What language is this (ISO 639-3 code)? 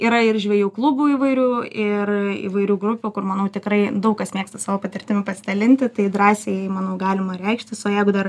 lit